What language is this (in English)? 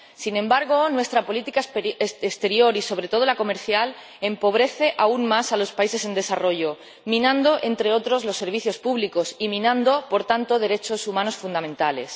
Spanish